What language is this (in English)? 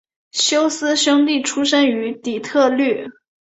Chinese